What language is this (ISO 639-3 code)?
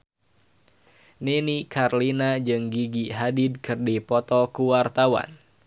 sun